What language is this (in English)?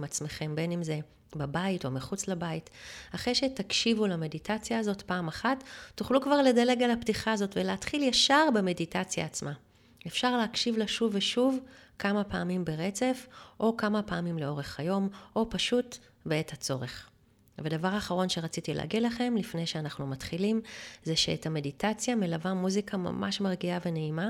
Hebrew